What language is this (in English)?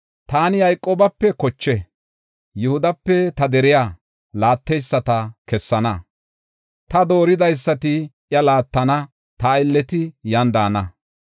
Gofa